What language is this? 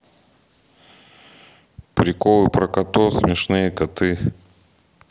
Russian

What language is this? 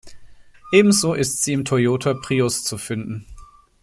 German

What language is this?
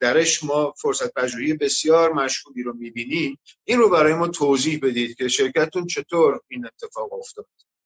Persian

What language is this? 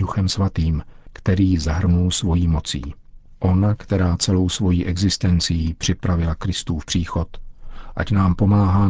Czech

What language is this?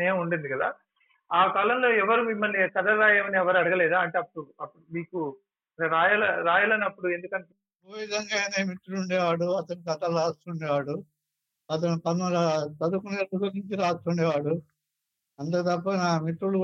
Telugu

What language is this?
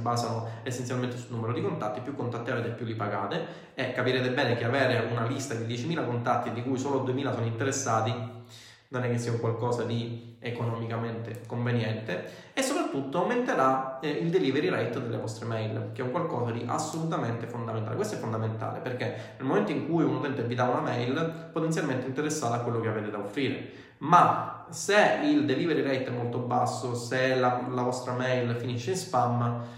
Italian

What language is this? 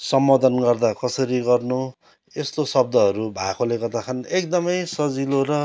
Nepali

